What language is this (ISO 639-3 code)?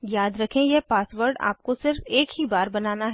hin